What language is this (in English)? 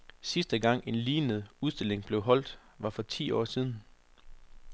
Danish